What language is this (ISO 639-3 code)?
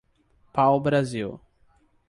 por